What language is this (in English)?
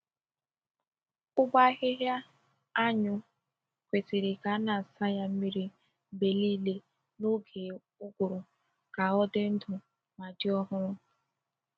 Igbo